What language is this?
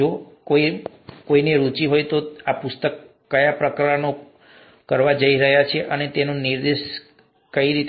Gujarati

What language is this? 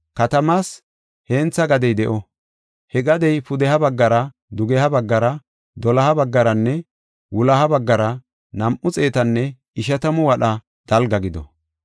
Gofa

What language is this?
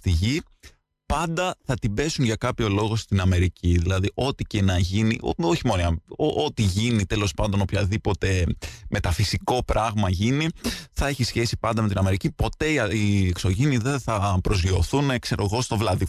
Greek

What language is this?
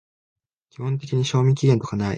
Japanese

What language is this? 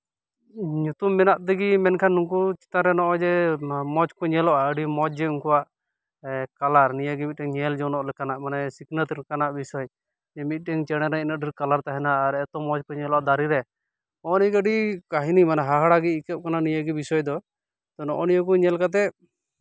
Santali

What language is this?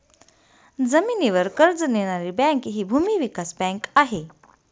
Marathi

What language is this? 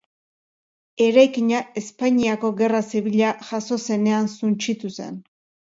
Basque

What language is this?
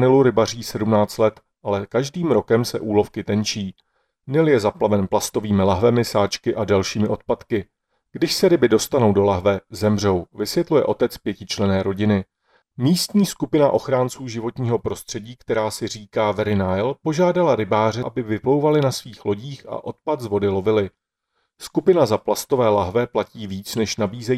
Czech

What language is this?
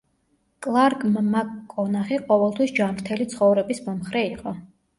Georgian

